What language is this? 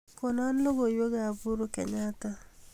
Kalenjin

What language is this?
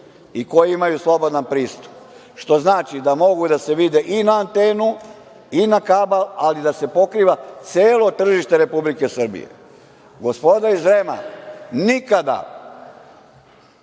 Serbian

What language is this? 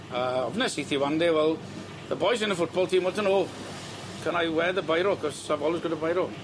Welsh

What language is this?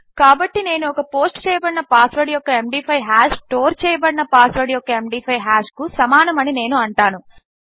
Telugu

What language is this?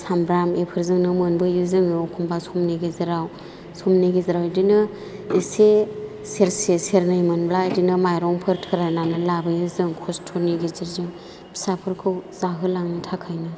Bodo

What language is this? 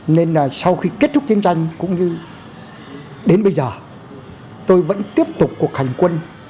Vietnamese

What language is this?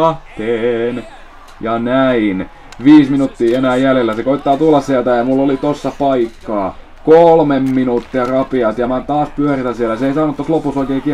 Finnish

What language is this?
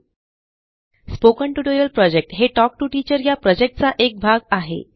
Marathi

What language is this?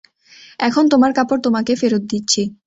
Bangla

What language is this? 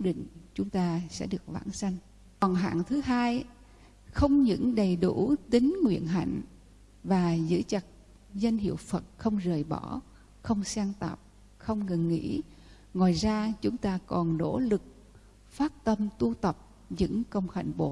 Vietnamese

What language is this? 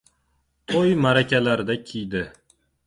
Uzbek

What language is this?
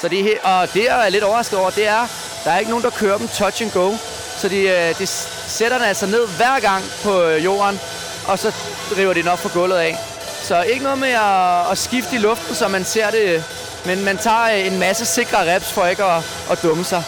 Danish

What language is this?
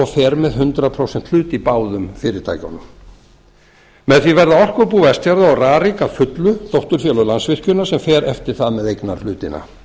Icelandic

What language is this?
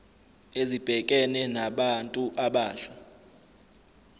Zulu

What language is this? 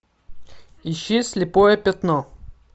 Russian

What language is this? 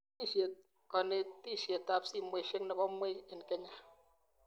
Kalenjin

